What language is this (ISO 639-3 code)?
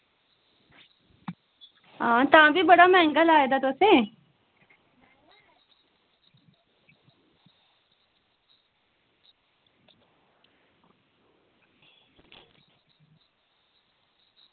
doi